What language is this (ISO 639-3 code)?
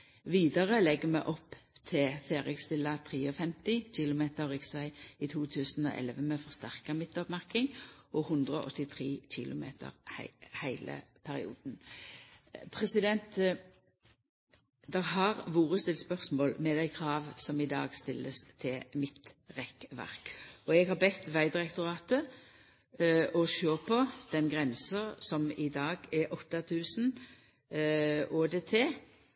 nno